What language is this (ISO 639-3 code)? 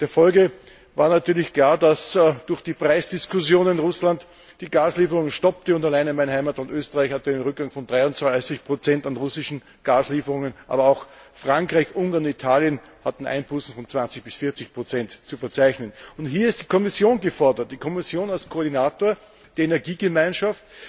deu